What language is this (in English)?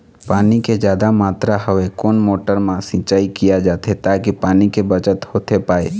Chhattisgarhi